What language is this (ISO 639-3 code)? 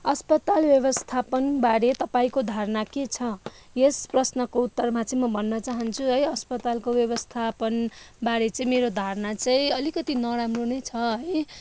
nep